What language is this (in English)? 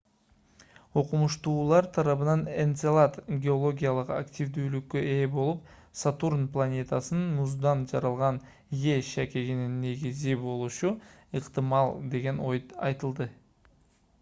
Kyrgyz